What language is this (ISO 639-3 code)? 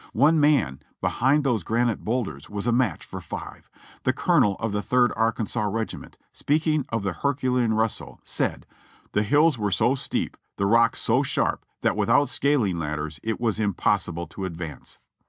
eng